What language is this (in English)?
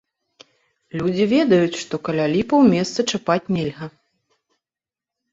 Belarusian